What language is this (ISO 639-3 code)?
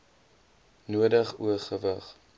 afr